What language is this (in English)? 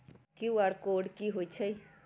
Magahi